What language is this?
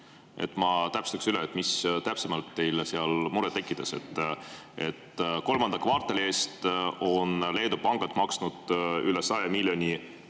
Estonian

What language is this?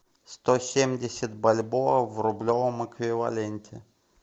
Russian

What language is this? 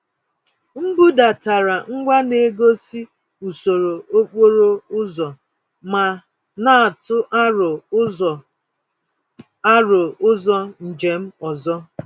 Igbo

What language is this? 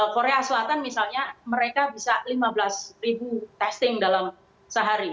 Indonesian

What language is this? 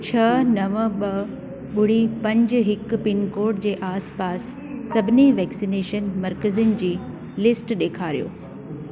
Sindhi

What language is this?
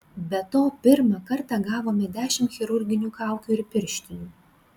Lithuanian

